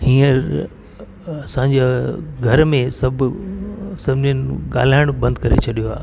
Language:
Sindhi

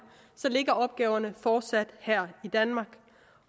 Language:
Danish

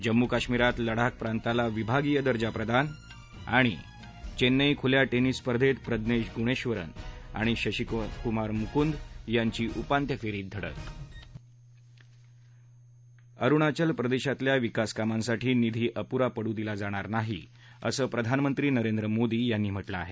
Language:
Marathi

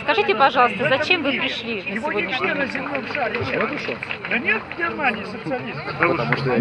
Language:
Russian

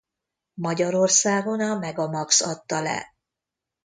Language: Hungarian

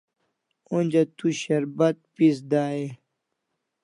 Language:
Kalasha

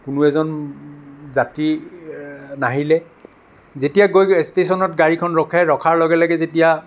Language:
Assamese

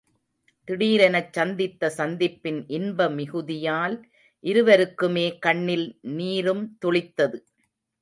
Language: Tamil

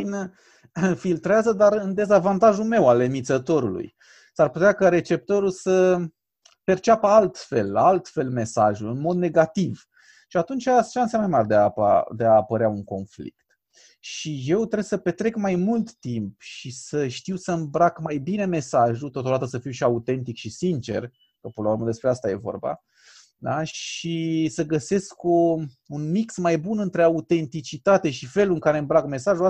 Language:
Romanian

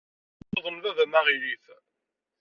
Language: Kabyle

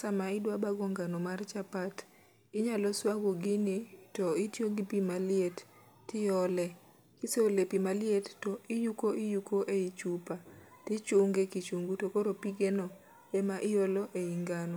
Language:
Luo (Kenya and Tanzania)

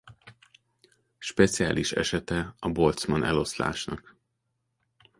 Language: Hungarian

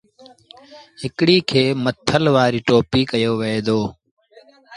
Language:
Sindhi Bhil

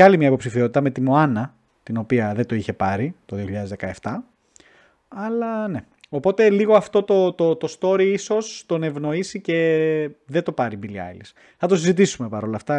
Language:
Greek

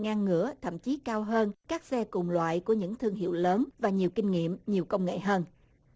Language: Vietnamese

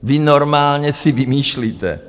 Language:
Czech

